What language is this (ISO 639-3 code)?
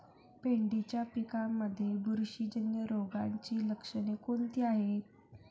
mar